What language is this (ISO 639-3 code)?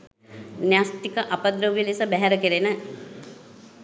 sin